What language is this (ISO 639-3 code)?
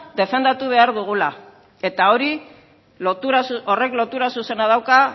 eus